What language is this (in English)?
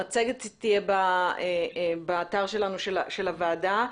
Hebrew